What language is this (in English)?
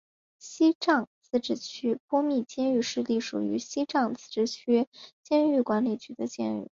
Chinese